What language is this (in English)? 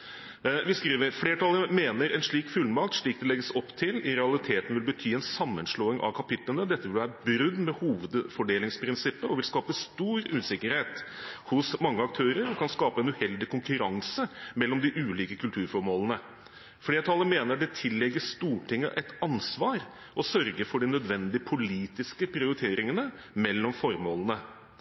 Norwegian Bokmål